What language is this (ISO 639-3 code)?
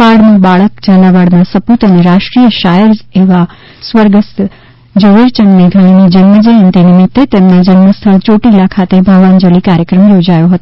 guj